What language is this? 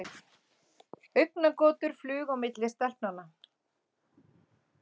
Icelandic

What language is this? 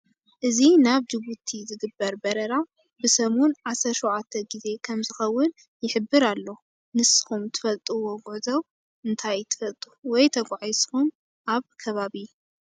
Tigrinya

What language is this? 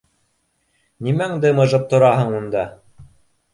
Bashkir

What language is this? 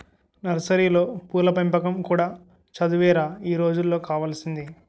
Telugu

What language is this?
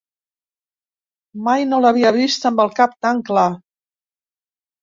Catalan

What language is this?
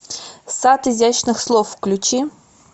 Russian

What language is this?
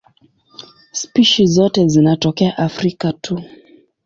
Swahili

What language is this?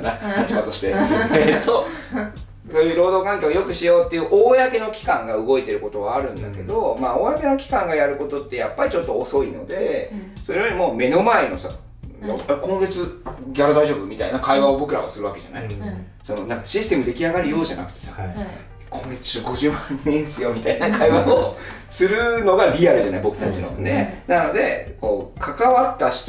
Japanese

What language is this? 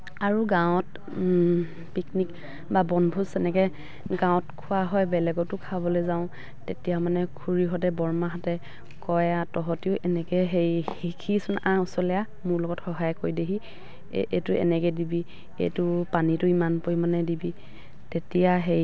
Assamese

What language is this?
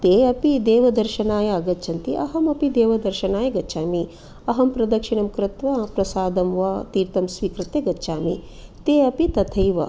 Sanskrit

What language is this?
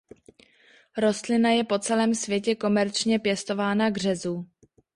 Czech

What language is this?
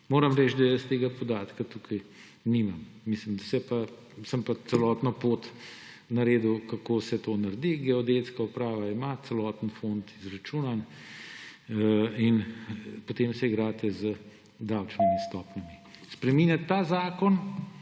Slovenian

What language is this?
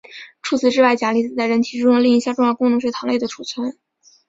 Chinese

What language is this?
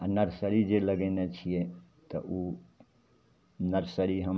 Maithili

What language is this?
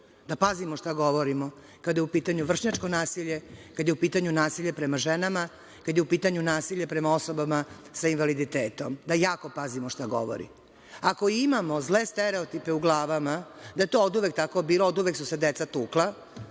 Serbian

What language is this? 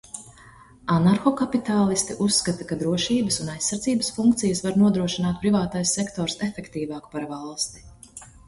Latvian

